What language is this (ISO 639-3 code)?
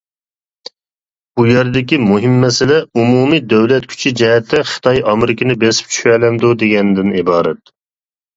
uig